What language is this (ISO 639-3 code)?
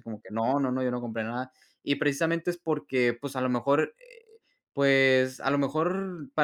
spa